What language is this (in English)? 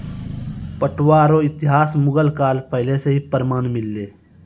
Maithili